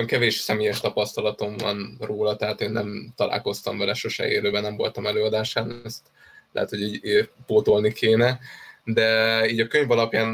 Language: Hungarian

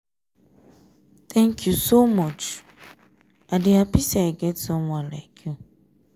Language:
Nigerian Pidgin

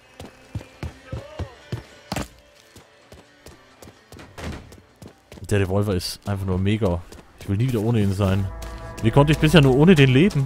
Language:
German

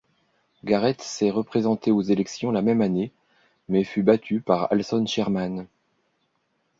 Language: French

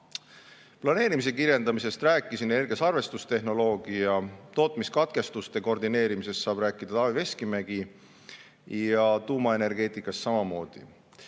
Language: Estonian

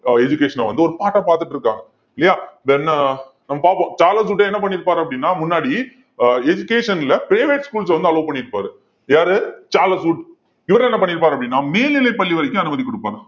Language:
Tamil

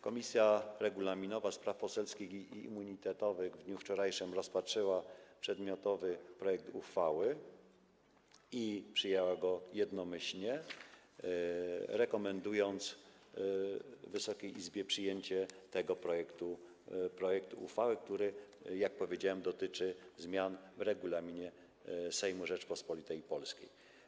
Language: Polish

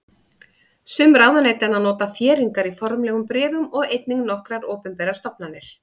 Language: Icelandic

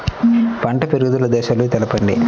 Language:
Telugu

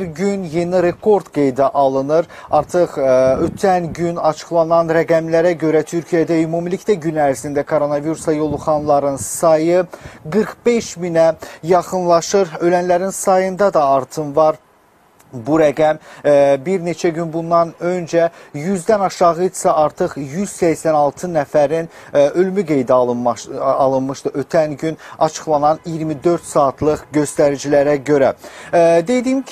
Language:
Turkish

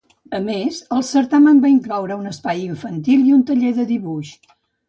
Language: Catalan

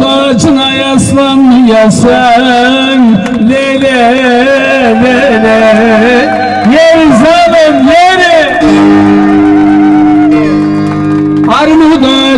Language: Turkish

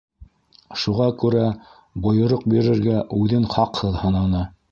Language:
Bashkir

